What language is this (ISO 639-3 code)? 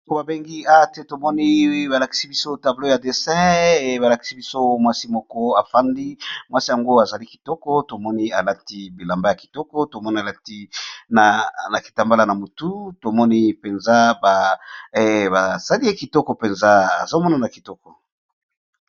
lin